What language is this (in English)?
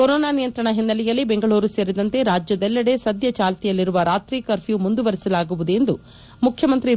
Kannada